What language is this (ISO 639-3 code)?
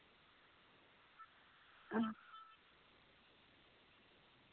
doi